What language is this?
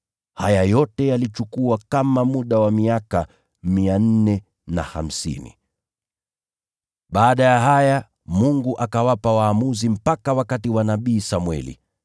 Swahili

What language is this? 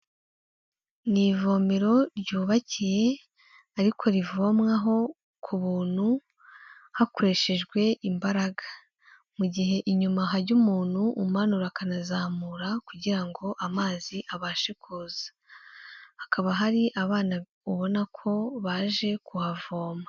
Kinyarwanda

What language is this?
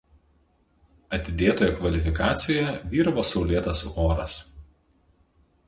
Lithuanian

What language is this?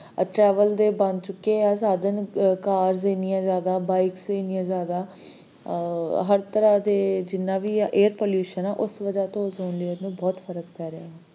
Punjabi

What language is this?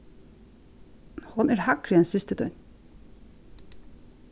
Faroese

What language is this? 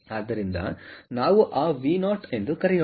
Kannada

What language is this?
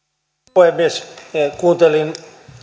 Finnish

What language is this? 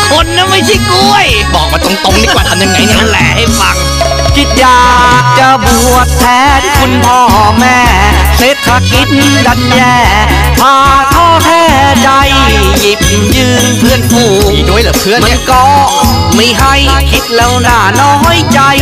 Thai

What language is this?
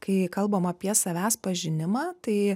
Lithuanian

